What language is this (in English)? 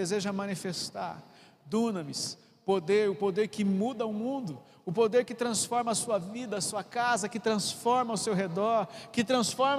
Portuguese